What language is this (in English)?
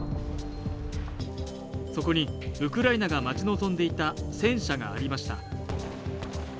Japanese